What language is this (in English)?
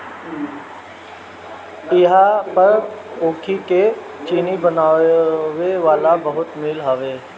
Bhojpuri